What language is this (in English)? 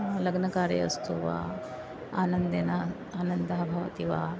Sanskrit